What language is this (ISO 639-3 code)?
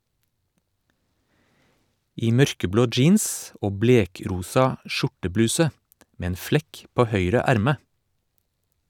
nor